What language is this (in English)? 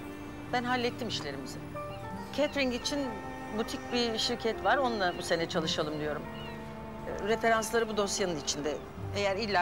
Turkish